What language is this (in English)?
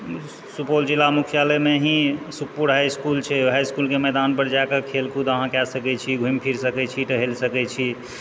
Maithili